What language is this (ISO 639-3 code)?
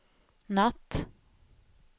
swe